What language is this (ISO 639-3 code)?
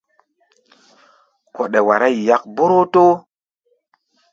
gba